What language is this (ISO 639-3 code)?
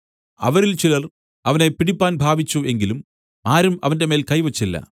mal